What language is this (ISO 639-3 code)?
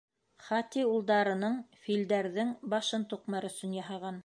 bak